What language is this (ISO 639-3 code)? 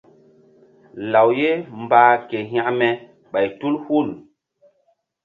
mdd